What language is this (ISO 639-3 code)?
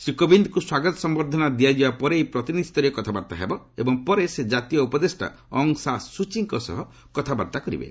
ori